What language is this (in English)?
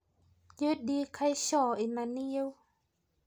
Masai